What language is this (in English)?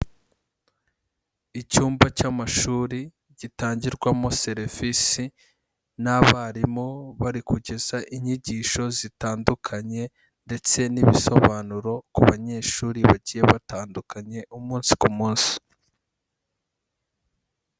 Kinyarwanda